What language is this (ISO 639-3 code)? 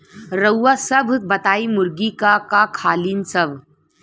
bho